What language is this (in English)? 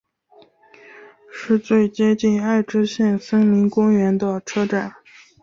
Chinese